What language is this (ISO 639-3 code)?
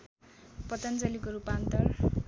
nep